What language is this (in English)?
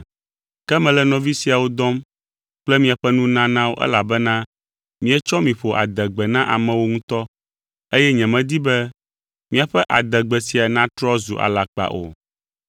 Ewe